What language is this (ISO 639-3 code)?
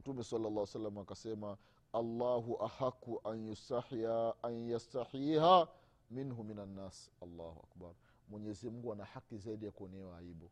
swa